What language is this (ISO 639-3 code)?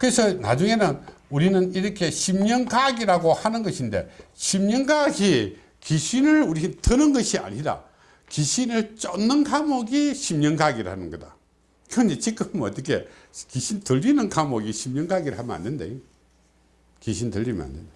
kor